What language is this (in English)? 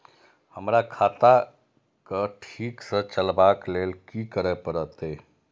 Maithili